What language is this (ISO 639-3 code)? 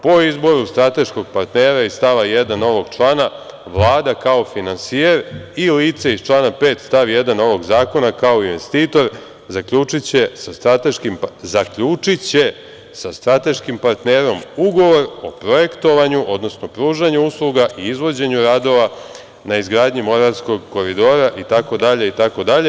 srp